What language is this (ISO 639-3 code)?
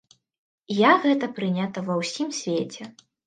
bel